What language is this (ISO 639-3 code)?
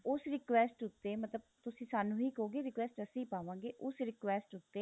pan